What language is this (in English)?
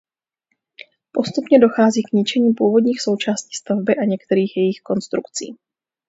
Czech